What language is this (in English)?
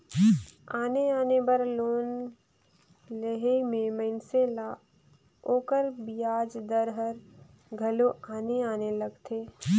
Chhattisgarhi